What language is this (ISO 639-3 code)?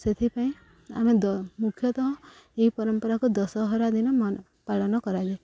ori